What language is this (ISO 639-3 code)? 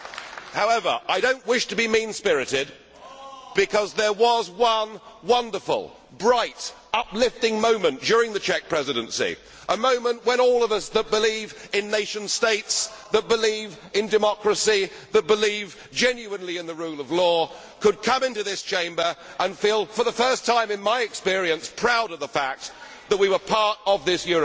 eng